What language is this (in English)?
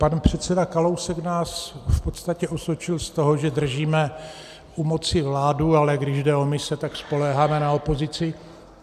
Czech